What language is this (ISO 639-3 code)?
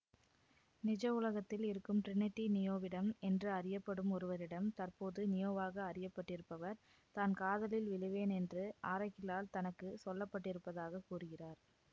tam